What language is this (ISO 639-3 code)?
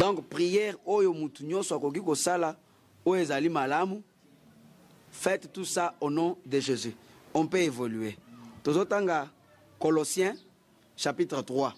fra